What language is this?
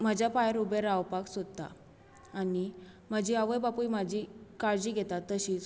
Konkani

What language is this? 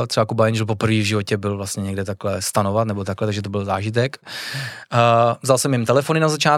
Czech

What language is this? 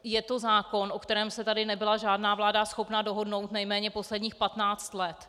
Czech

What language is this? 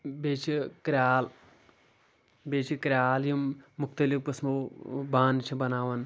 Kashmiri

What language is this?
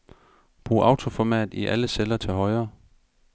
Danish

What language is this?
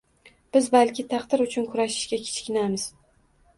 Uzbek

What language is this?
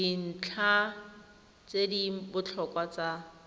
Tswana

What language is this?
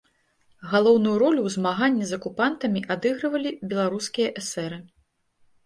Belarusian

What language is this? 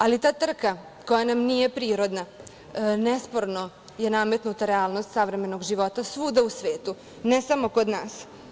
Serbian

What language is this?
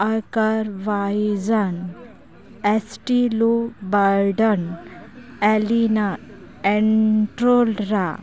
Santali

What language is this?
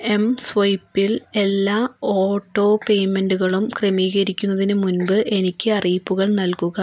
Malayalam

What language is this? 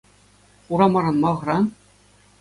Chuvash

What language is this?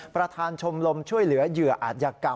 Thai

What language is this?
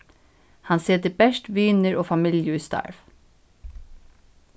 Faroese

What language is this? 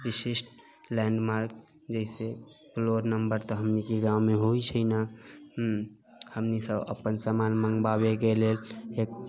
Maithili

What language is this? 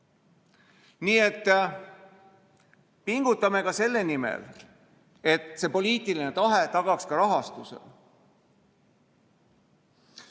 Estonian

